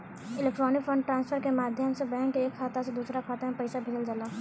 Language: Bhojpuri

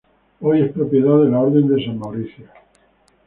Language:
Spanish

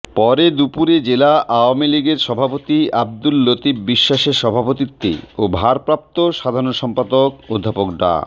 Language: Bangla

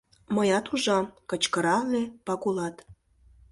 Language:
Mari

